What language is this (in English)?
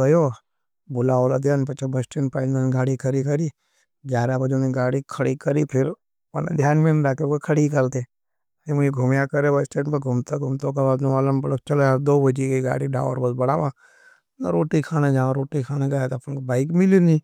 Nimadi